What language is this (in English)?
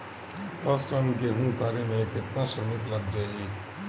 Bhojpuri